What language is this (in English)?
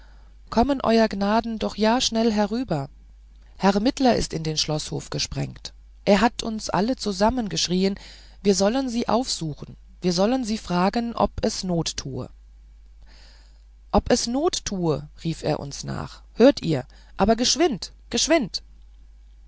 German